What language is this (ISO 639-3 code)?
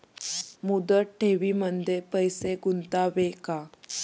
mar